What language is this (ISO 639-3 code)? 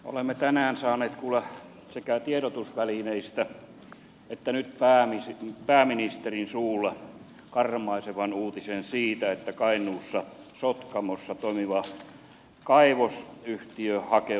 fin